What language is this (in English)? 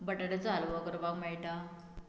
Konkani